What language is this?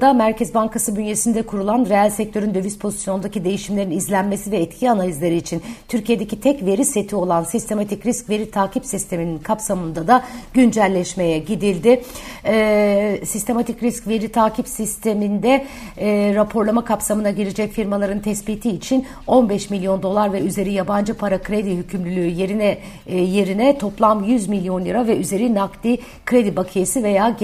Turkish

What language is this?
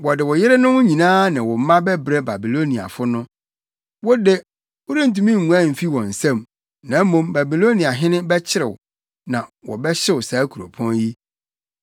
Akan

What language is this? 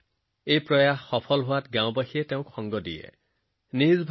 Assamese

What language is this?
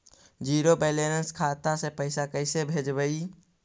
Magahi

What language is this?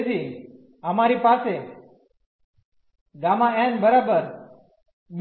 Gujarati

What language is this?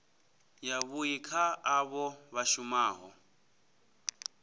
Venda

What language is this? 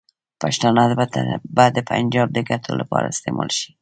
Pashto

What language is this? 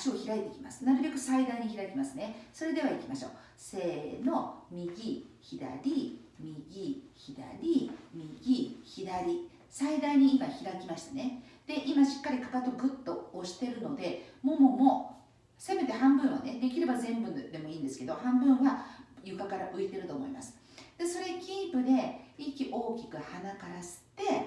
Japanese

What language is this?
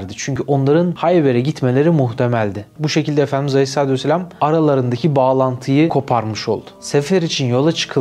Turkish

